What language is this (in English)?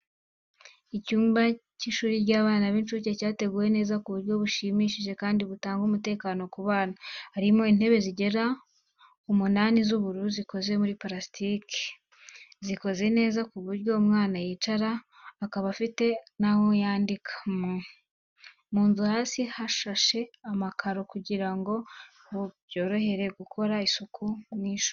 Kinyarwanda